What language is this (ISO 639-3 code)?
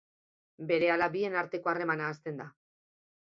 eus